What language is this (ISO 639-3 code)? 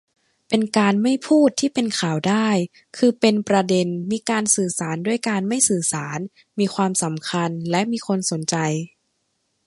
tha